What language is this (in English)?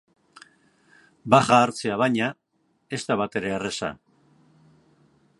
Basque